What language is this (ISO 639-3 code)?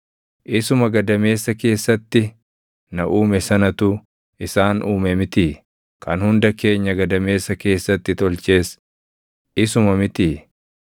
orm